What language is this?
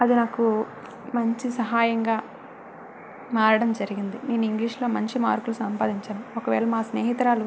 Telugu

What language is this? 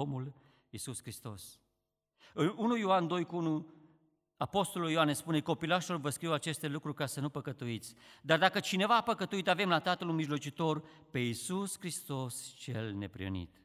Romanian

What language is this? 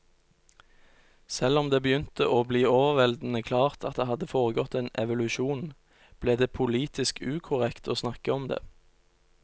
Norwegian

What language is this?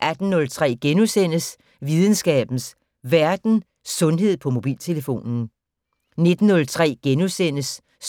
Danish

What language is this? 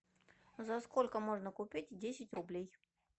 Russian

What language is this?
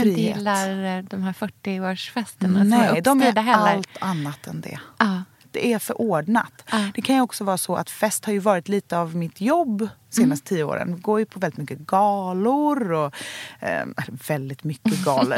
Swedish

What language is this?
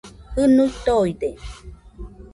Nüpode Huitoto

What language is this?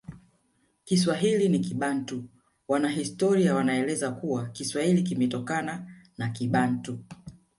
Swahili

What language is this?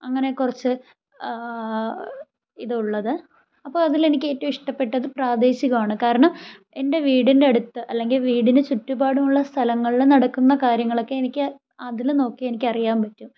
Malayalam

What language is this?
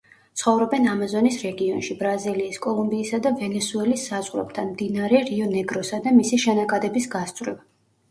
Georgian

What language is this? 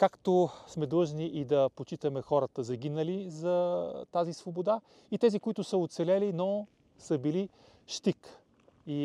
Bulgarian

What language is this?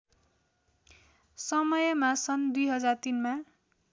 Nepali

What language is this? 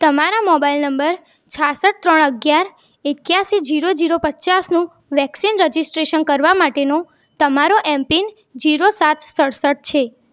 Gujarati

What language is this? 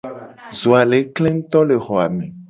Gen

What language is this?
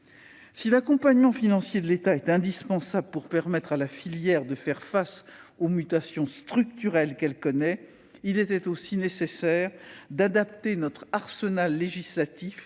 French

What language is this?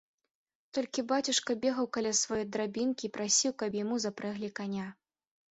Belarusian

